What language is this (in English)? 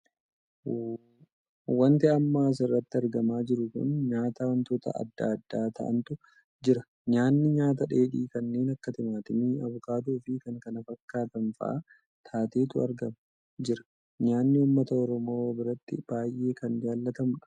Oromo